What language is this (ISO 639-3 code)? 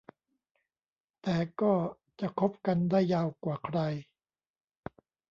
tha